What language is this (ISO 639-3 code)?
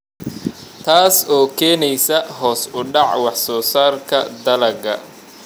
som